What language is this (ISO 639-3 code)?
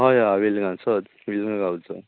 kok